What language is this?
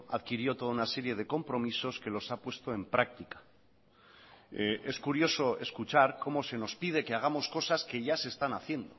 Spanish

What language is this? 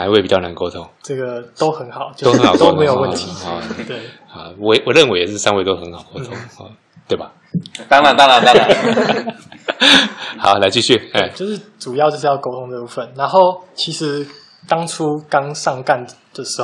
Chinese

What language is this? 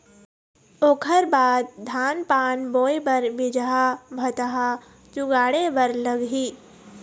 Chhattisgarhi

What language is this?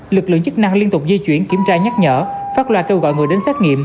Vietnamese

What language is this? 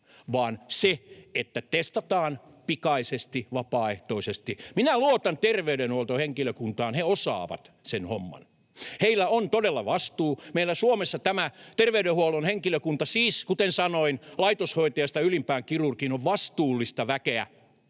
Finnish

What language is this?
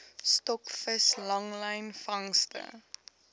Afrikaans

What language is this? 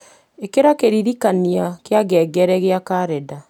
Kikuyu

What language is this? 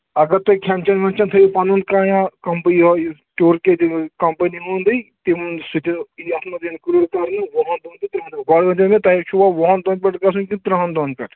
Kashmiri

